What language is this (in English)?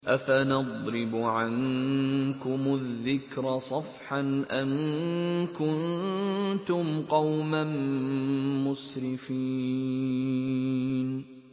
Arabic